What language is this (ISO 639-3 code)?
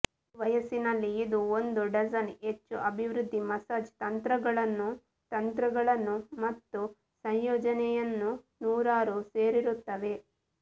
kan